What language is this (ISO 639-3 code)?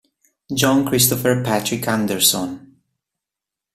ita